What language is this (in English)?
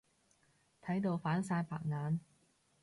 Cantonese